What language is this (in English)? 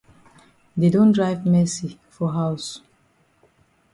Cameroon Pidgin